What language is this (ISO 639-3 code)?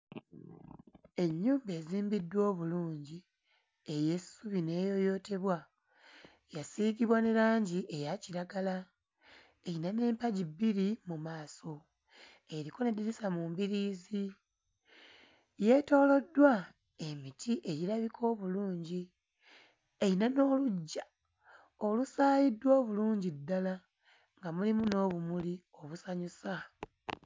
lug